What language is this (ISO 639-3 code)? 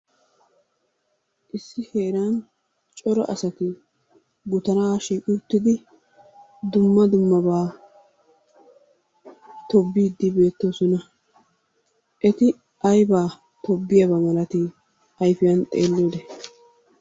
wal